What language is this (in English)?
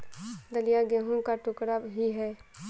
Hindi